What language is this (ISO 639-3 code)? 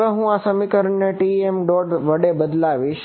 guj